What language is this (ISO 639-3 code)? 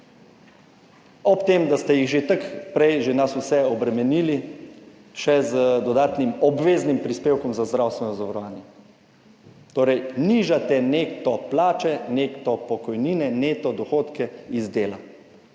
slv